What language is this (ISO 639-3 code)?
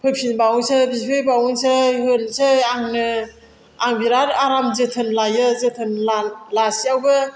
brx